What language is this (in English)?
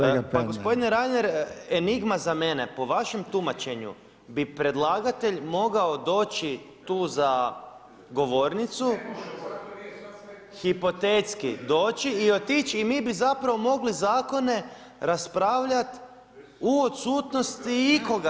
Croatian